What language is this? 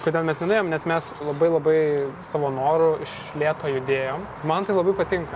Lithuanian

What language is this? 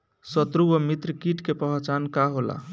Bhojpuri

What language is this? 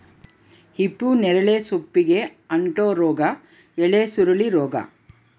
Kannada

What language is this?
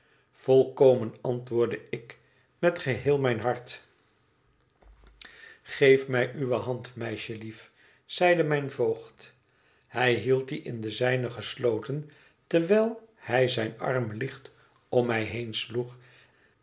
Dutch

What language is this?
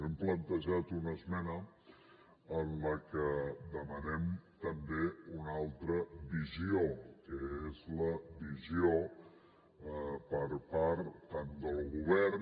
Catalan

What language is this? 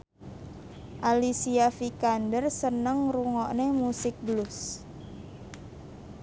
Javanese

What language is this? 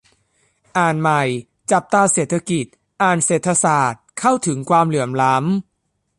Thai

